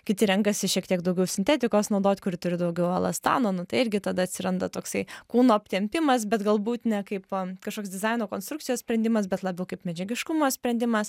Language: Lithuanian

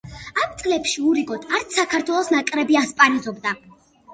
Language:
Georgian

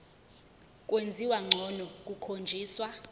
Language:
Zulu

